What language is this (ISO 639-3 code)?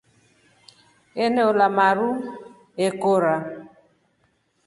rof